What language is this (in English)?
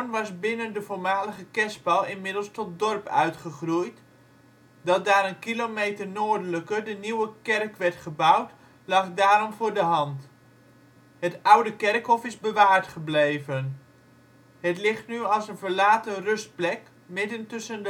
Dutch